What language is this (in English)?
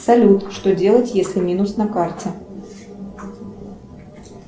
Russian